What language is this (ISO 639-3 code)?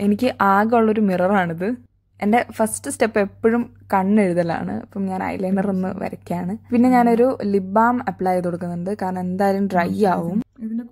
mal